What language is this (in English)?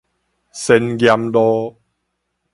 Min Nan Chinese